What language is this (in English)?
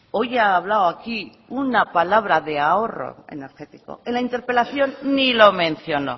Spanish